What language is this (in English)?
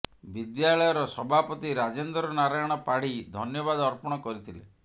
Odia